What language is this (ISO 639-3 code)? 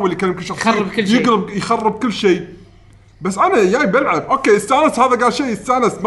ara